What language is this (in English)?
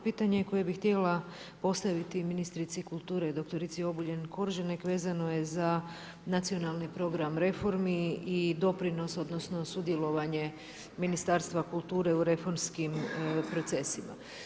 Croatian